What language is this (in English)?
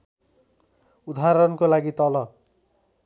Nepali